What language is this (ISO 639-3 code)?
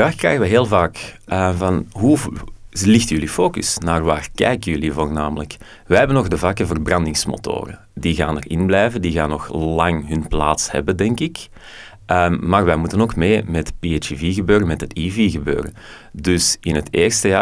nld